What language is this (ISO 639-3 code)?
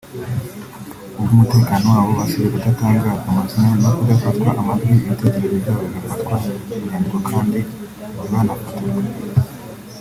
kin